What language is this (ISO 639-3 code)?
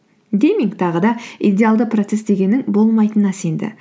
kaz